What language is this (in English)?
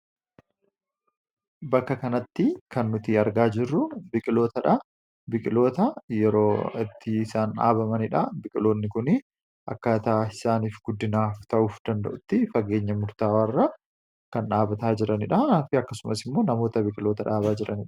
Oromo